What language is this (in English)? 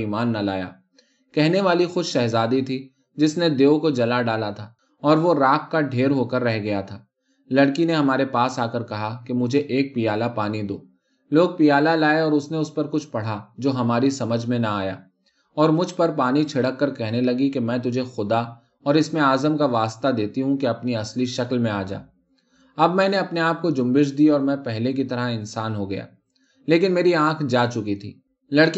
Urdu